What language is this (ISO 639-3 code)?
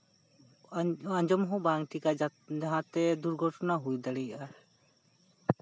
sat